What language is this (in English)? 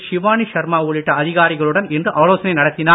Tamil